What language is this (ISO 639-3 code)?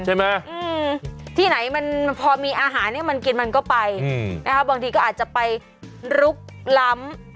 tha